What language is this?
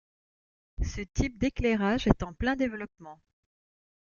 French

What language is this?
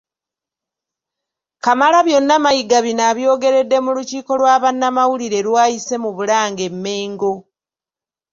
Ganda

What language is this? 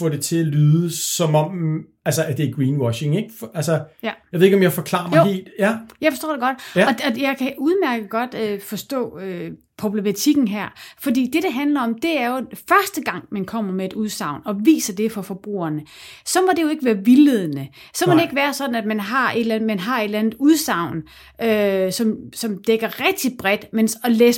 Danish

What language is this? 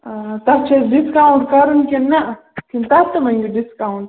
Kashmiri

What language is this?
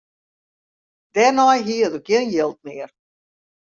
Western Frisian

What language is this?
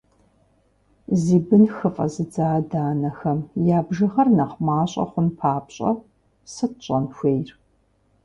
Kabardian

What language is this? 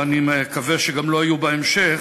Hebrew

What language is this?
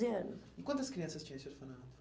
Portuguese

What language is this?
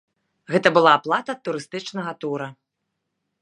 Belarusian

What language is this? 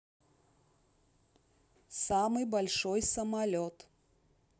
Russian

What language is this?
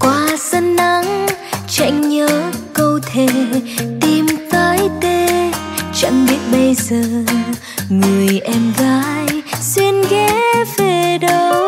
Vietnamese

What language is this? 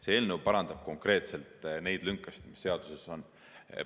Estonian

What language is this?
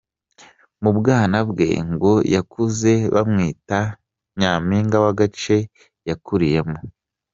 Kinyarwanda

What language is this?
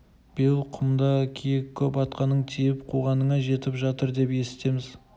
Kazakh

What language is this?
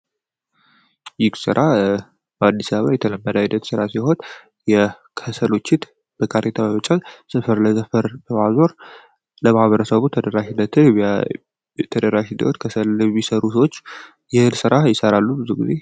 Amharic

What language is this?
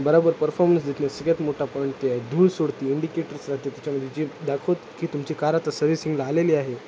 Marathi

